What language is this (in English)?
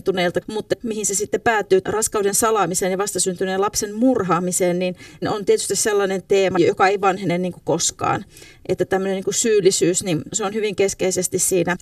Finnish